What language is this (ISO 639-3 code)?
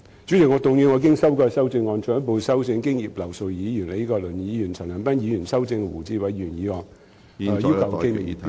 yue